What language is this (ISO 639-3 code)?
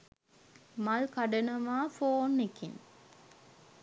sin